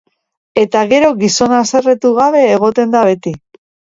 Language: Basque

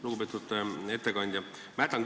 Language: Estonian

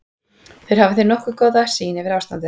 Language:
Icelandic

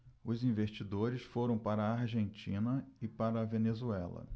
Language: Portuguese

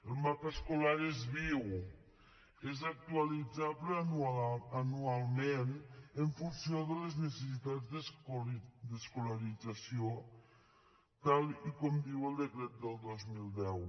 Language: Catalan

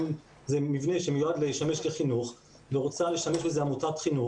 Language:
Hebrew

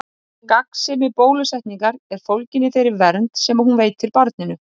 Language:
Icelandic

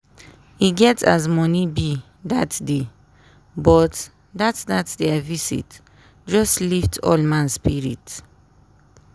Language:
Nigerian Pidgin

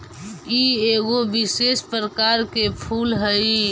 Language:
Magahi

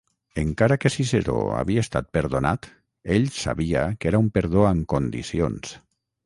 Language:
Catalan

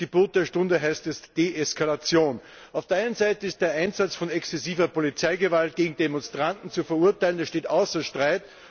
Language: German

